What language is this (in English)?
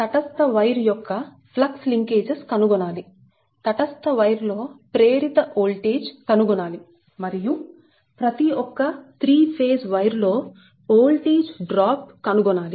Telugu